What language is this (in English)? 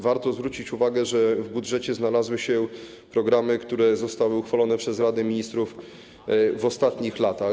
Polish